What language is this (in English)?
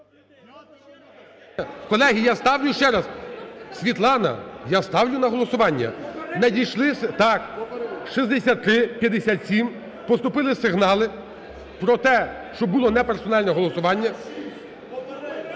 Ukrainian